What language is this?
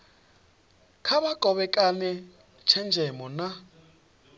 Venda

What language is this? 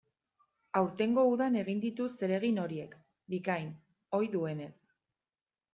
Basque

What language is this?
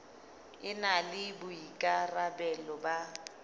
Southern Sotho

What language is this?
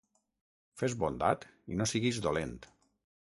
Catalan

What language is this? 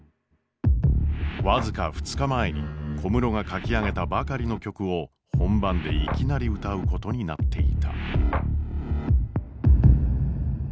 Japanese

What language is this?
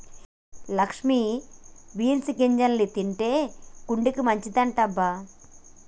Telugu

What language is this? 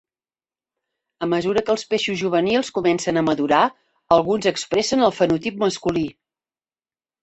Catalan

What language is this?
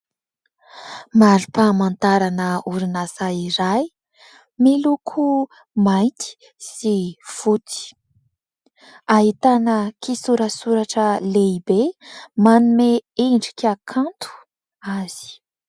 Malagasy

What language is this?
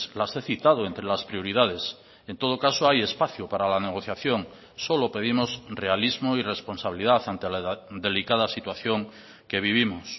Spanish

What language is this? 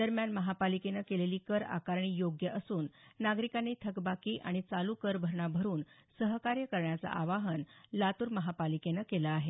Marathi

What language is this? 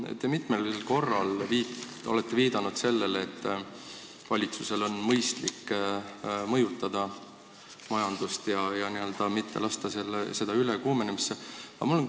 Estonian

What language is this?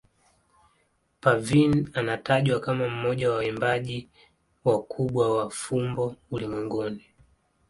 Swahili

